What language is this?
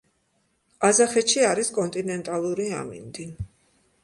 Georgian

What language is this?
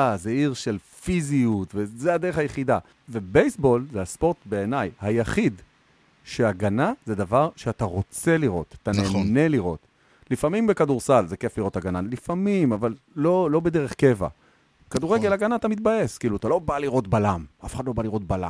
Hebrew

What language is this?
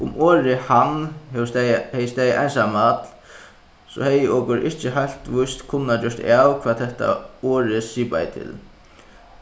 Faroese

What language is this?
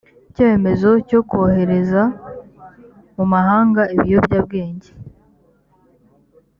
Kinyarwanda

